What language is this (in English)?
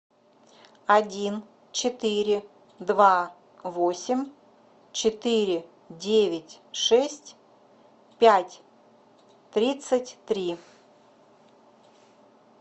Russian